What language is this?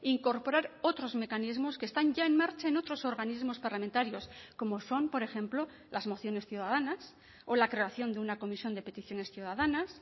Spanish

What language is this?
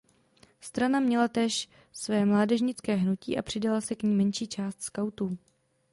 Czech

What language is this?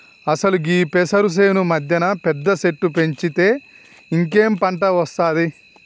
Telugu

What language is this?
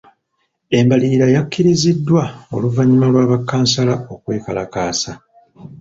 Ganda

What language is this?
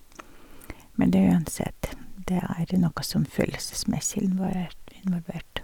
Norwegian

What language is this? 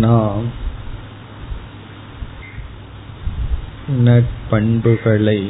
Tamil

